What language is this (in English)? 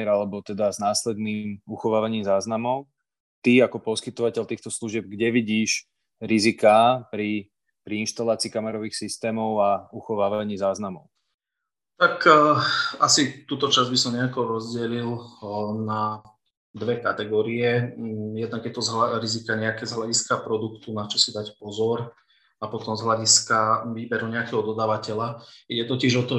Slovak